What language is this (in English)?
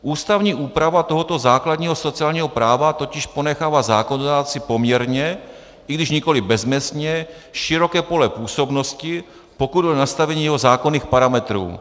Czech